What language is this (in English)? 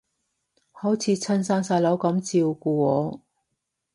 Cantonese